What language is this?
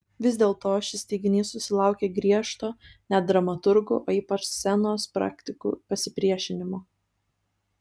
Lithuanian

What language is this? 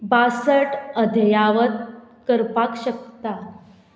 Konkani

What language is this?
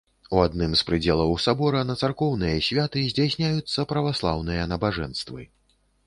Belarusian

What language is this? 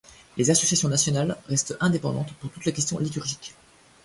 French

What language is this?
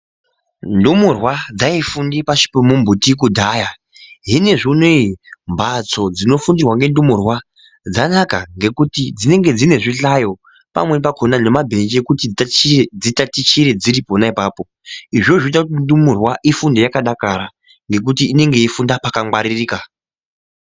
Ndau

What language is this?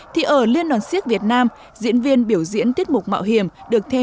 Vietnamese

